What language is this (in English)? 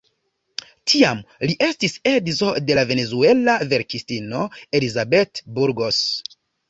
Esperanto